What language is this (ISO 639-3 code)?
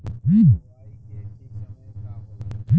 bho